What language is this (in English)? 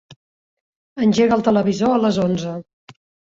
Catalan